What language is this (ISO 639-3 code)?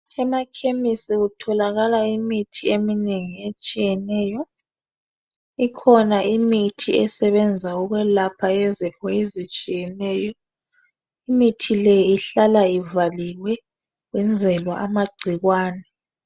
nde